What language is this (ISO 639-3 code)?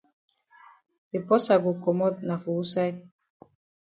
wes